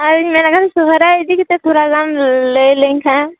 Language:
Santali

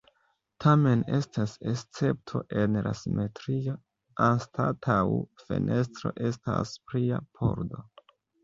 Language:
Esperanto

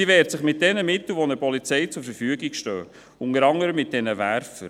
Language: Swiss German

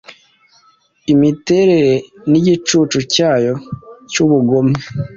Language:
Kinyarwanda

